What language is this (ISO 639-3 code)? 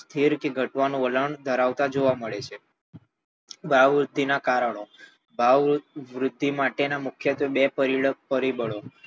guj